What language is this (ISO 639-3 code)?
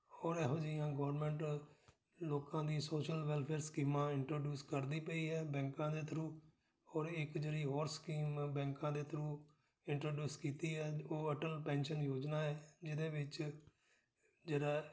pan